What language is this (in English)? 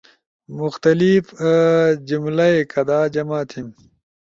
Ushojo